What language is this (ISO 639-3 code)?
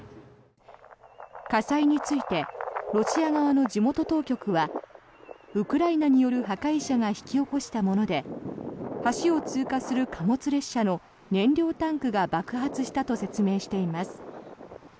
jpn